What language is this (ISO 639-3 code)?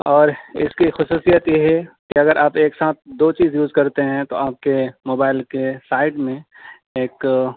urd